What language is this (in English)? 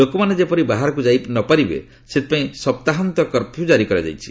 Odia